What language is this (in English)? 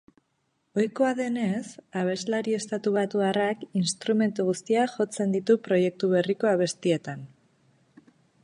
Basque